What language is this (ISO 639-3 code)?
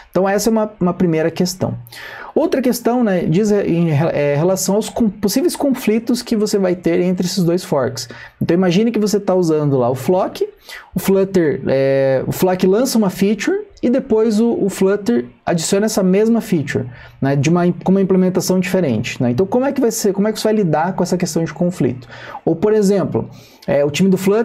por